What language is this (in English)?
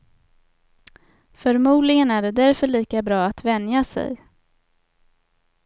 Swedish